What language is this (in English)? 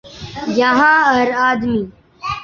Urdu